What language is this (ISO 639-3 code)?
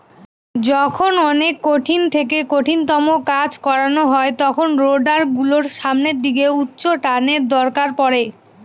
ben